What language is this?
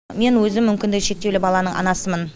Kazakh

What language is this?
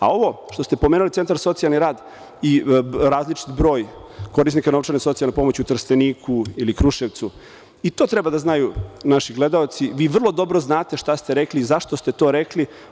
Serbian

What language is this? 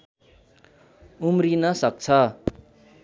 Nepali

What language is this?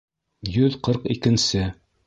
Bashkir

